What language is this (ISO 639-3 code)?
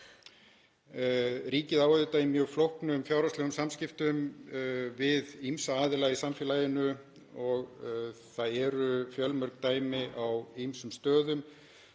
isl